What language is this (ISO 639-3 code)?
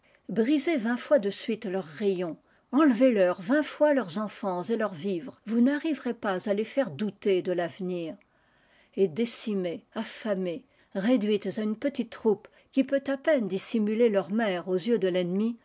fra